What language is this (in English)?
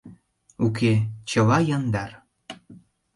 Mari